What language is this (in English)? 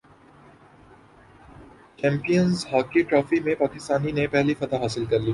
Urdu